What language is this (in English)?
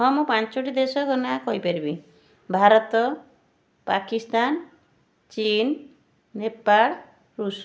Odia